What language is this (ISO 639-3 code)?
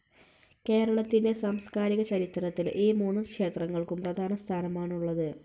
mal